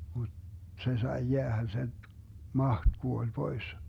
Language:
Finnish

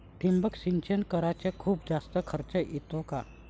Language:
Marathi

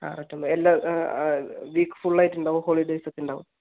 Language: Malayalam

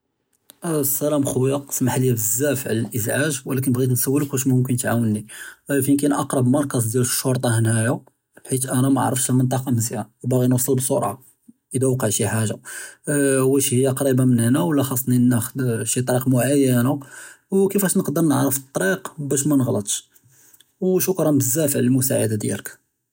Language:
Judeo-Arabic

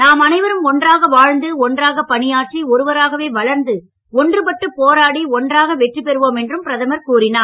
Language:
Tamil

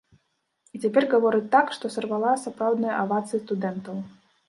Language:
Belarusian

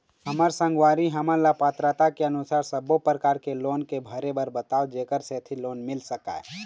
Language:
Chhattisgarhi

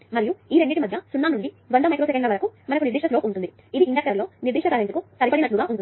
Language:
Telugu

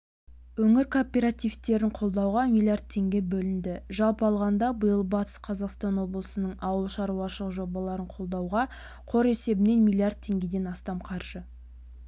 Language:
Kazakh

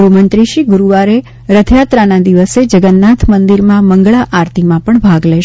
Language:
Gujarati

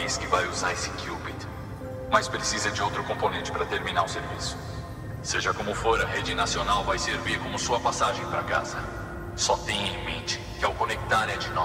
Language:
Portuguese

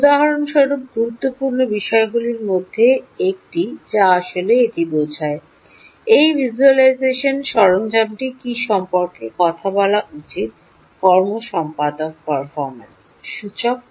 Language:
Bangla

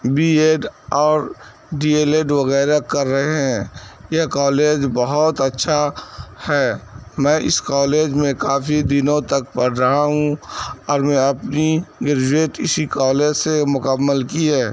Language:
Urdu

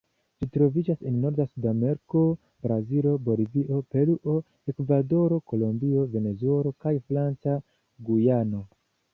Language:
Esperanto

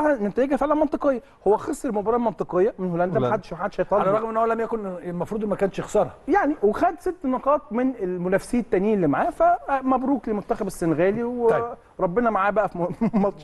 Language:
Arabic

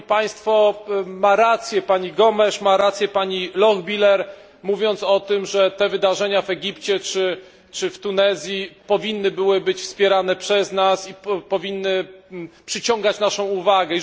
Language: Polish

